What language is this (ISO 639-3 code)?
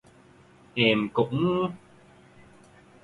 vie